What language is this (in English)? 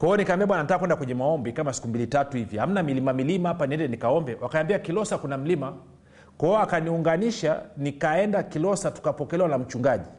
Swahili